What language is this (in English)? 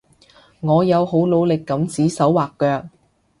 Cantonese